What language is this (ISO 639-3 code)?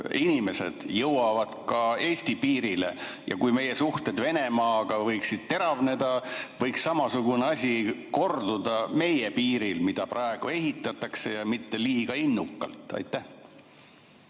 est